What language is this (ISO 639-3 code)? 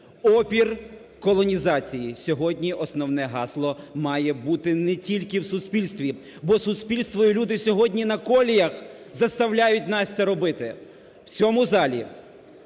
ukr